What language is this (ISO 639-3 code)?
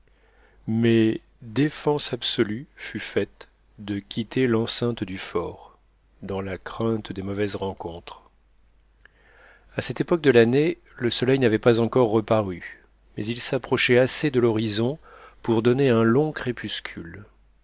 fra